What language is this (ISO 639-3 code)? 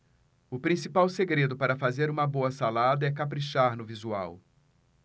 por